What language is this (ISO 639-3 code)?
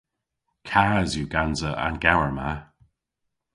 cor